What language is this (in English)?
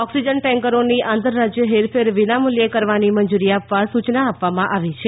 Gujarati